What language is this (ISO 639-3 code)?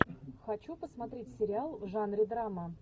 rus